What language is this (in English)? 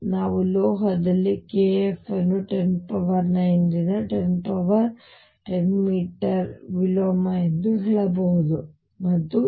Kannada